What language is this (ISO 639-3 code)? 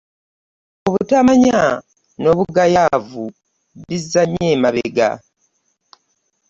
lug